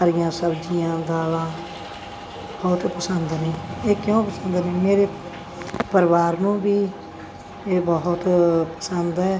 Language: Punjabi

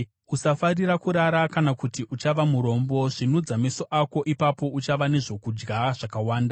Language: Shona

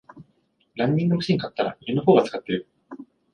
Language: Japanese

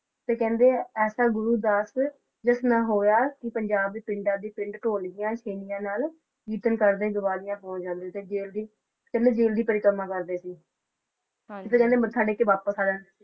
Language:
Punjabi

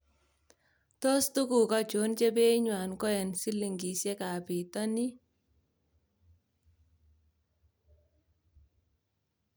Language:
Kalenjin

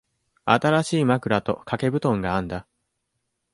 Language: Japanese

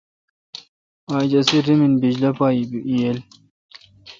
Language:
Kalkoti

